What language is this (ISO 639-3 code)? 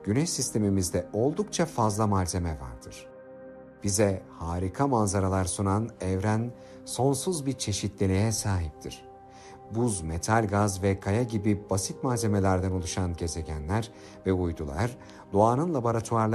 tur